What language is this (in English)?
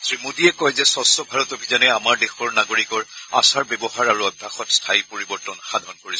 Assamese